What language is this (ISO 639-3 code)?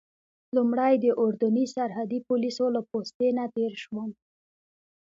pus